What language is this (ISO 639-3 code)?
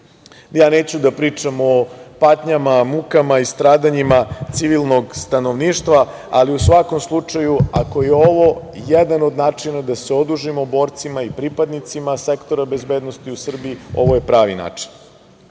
srp